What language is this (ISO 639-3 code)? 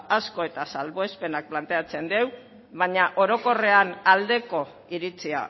eus